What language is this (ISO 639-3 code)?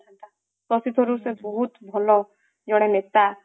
ori